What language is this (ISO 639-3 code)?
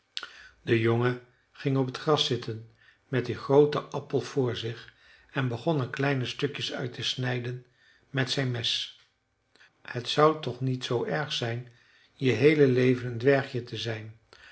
nld